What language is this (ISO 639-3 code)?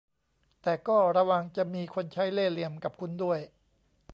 tha